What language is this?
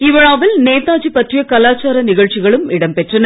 Tamil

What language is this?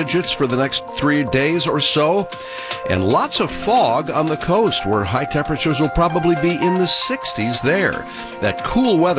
English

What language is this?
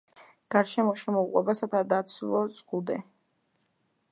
Georgian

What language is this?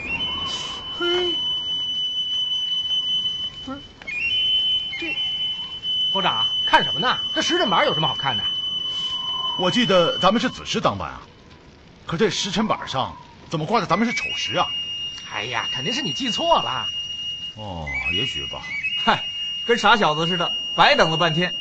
Chinese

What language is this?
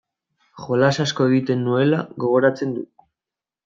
Basque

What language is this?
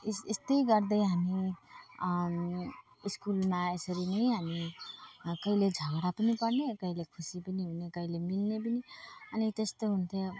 Nepali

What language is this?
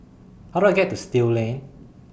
English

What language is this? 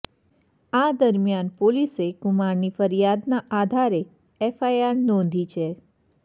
Gujarati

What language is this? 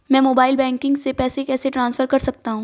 Hindi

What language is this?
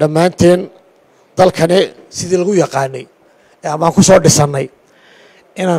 Arabic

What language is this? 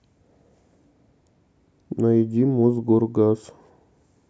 Russian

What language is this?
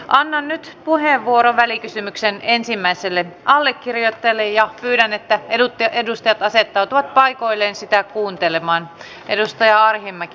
Finnish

